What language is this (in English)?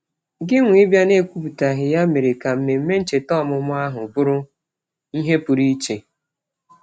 Igbo